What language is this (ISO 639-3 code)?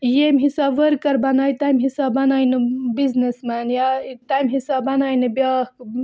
kas